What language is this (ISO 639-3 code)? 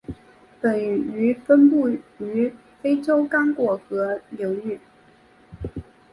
zho